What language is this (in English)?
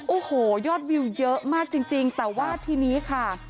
Thai